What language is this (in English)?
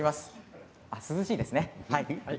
Japanese